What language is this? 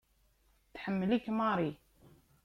Kabyle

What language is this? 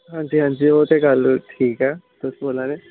Dogri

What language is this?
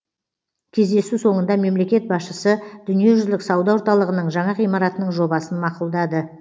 Kazakh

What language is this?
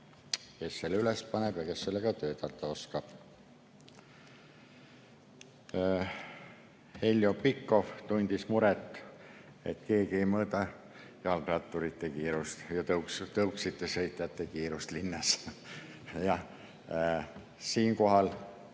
Estonian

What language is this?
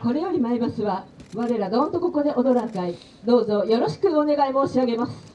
Japanese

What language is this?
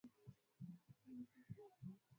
Swahili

